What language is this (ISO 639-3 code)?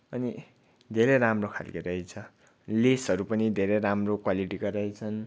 nep